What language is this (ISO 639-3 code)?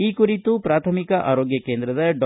kan